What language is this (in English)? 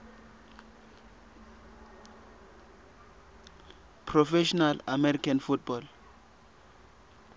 Swati